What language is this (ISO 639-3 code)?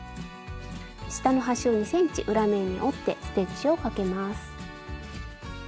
jpn